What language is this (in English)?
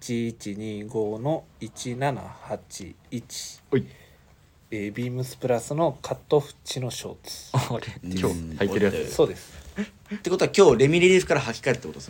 Japanese